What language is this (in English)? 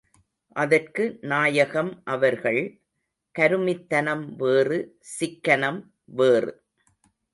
Tamil